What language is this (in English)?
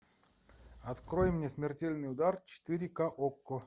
Russian